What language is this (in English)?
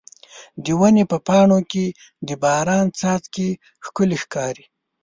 Pashto